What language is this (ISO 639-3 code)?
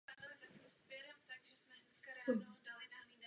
ces